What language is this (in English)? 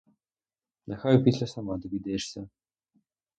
Ukrainian